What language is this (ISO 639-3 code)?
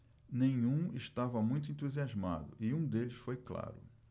por